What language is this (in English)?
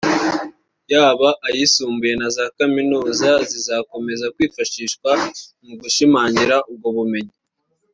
Kinyarwanda